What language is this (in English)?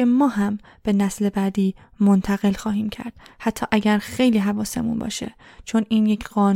Persian